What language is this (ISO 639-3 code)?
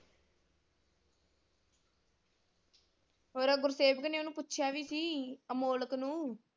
pan